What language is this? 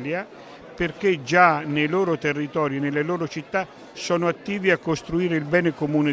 Italian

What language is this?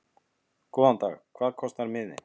Icelandic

